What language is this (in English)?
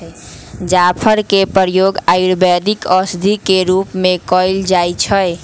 Magahi